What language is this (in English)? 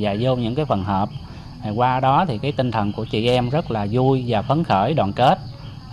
Vietnamese